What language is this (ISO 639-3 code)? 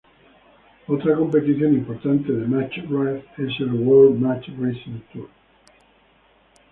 spa